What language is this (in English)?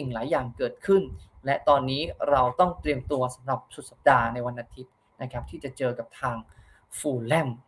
Thai